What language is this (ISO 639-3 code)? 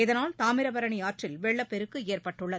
tam